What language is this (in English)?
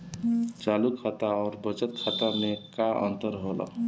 Bhojpuri